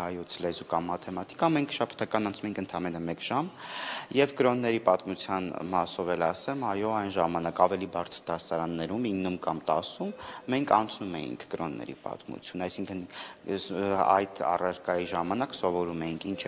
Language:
Romanian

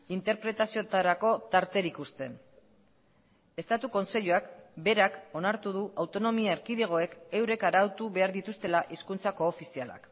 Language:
Basque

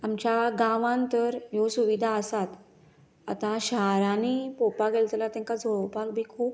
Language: Konkani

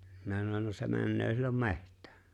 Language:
Finnish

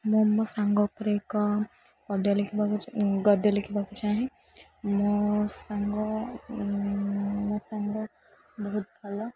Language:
Odia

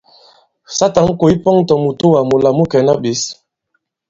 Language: Bankon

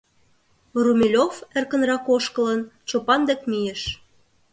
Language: Mari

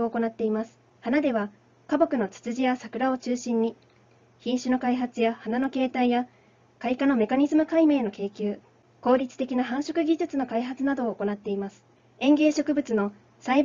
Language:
Japanese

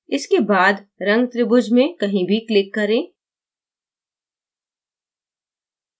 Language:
Hindi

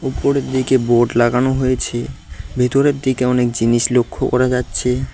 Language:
Bangla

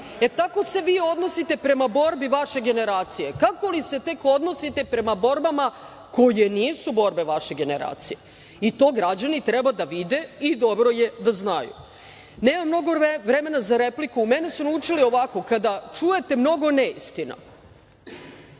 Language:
Serbian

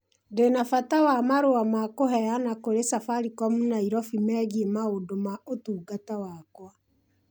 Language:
Kikuyu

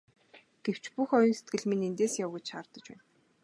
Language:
Mongolian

